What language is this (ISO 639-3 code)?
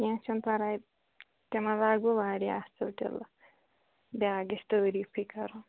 kas